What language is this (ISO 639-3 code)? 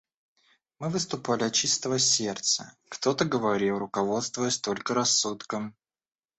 rus